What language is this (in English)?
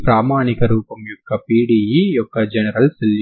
Telugu